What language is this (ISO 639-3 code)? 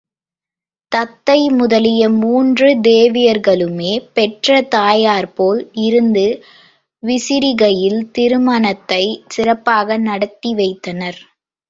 tam